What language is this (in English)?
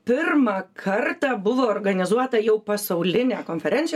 Lithuanian